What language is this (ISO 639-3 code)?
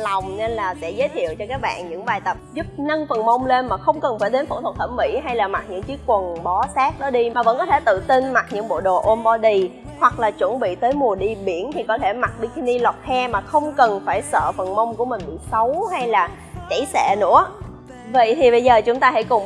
vie